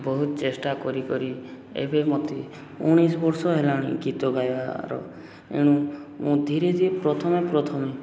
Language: Odia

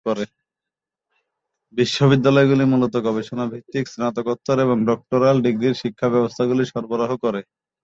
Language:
Bangla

